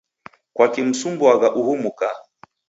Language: Taita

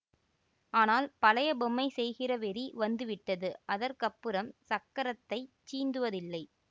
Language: Tamil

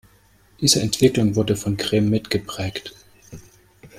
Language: German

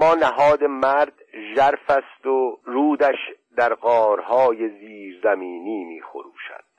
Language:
Persian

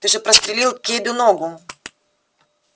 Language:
Russian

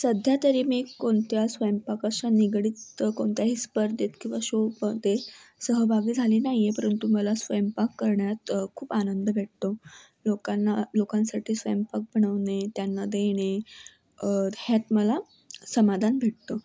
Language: Marathi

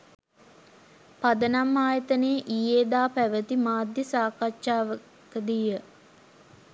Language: Sinhala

